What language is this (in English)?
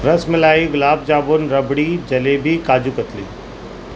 Urdu